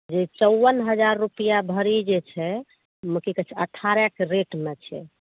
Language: Maithili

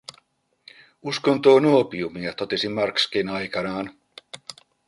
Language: Finnish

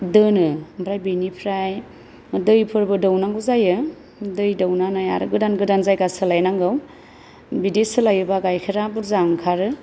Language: Bodo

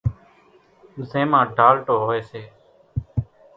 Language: Kachi Koli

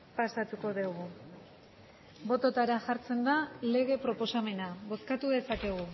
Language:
Basque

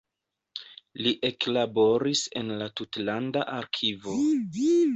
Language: Esperanto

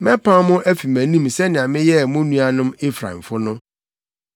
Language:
Akan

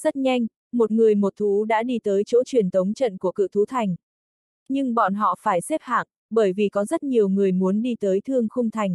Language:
Vietnamese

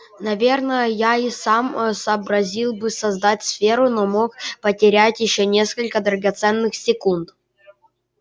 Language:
Russian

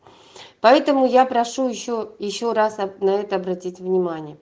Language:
Russian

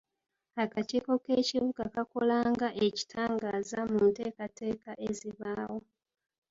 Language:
Ganda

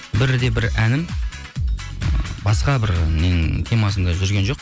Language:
Kazakh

